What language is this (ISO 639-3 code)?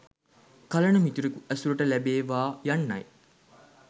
sin